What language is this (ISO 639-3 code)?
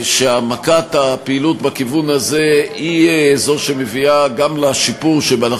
heb